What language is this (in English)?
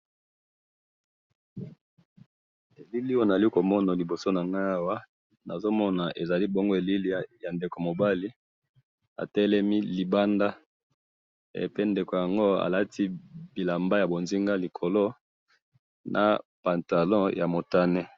Lingala